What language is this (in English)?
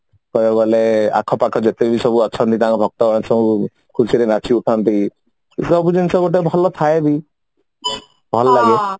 Odia